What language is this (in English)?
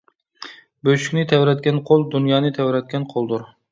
Uyghur